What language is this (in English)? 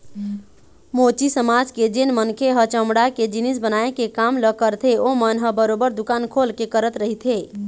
Chhattisgarhi